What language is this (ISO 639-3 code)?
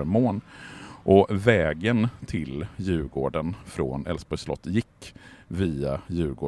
swe